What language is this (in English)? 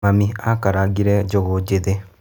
Kikuyu